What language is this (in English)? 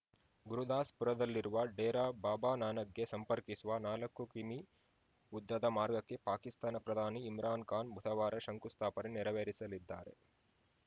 Kannada